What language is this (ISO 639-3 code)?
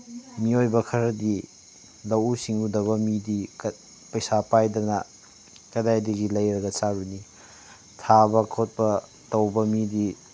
mni